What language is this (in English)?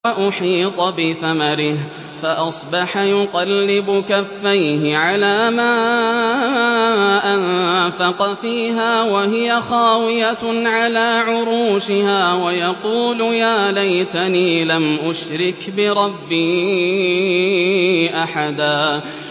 Arabic